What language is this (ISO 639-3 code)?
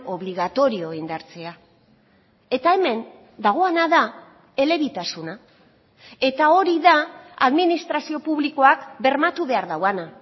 eus